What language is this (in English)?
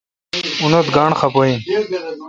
Kalkoti